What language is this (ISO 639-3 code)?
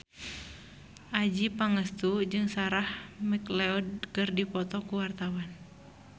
sun